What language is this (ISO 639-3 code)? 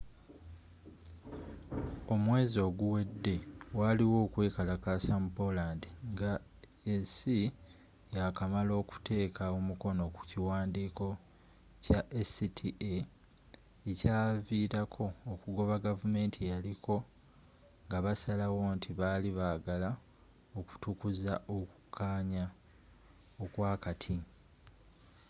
lug